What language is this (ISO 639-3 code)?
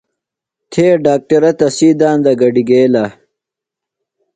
phl